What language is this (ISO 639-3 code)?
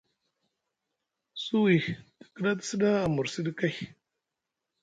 mug